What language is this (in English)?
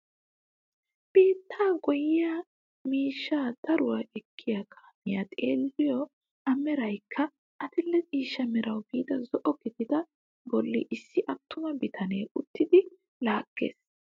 Wolaytta